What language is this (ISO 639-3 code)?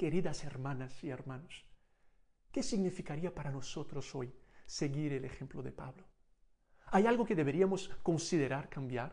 spa